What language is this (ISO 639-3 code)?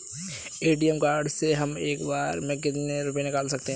hin